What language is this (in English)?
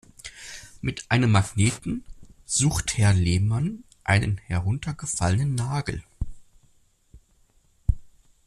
German